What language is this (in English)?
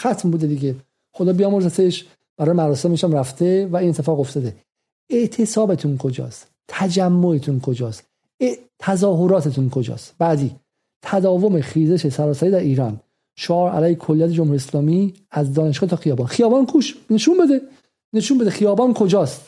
Persian